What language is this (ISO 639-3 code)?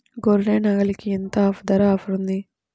tel